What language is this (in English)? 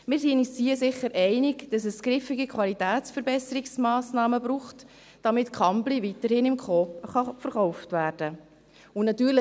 Swiss German